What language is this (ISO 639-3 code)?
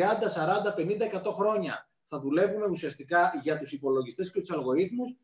ell